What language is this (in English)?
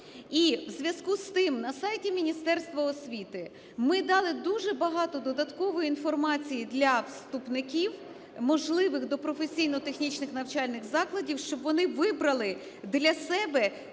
Ukrainian